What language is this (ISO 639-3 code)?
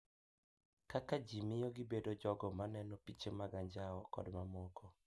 luo